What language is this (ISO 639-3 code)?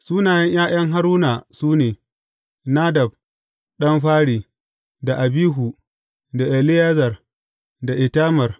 hau